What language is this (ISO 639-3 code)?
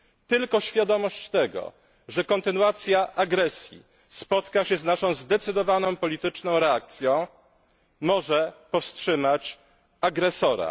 pol